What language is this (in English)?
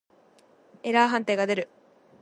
Japanese